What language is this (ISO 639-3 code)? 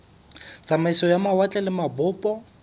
sot